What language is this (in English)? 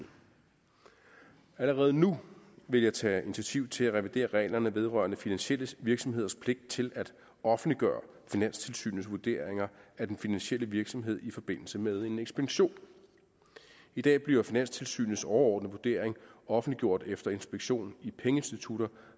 Danish